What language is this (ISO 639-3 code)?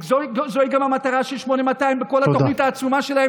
heb